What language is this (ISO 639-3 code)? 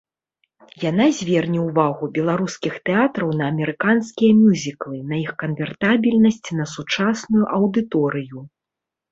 bel